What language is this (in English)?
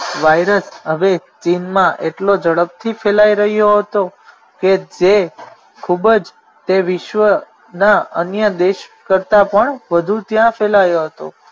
Gujarati